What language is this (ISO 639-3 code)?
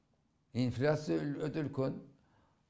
kaz